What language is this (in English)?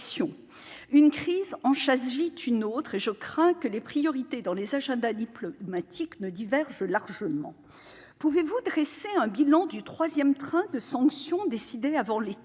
French